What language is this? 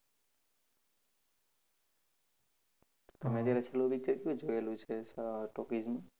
Gujarati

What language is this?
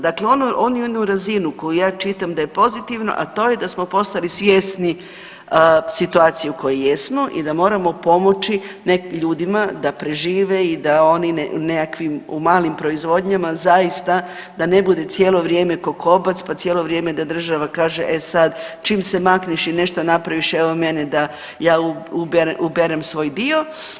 Croatian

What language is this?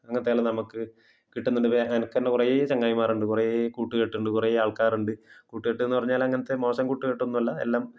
Malayalam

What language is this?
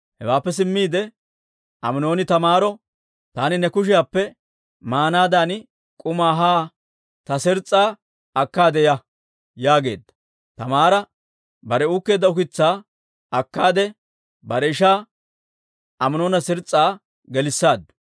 Dawro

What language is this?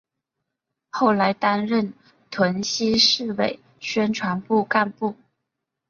Chinese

